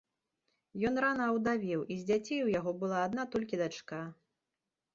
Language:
Belarusian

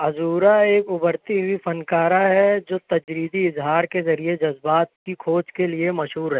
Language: Urdu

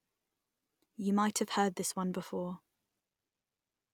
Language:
English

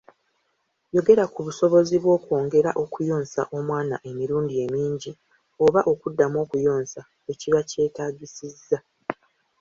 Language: Ganda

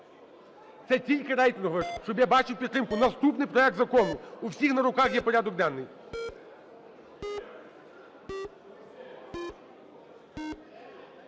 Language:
Ukrainian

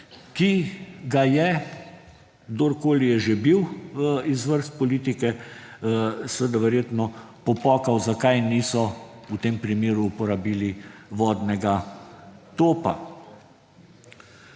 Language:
Slovenian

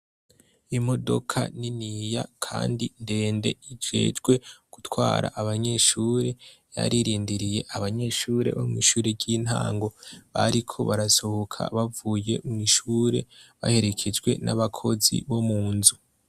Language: Rundi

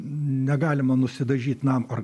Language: Lithuanian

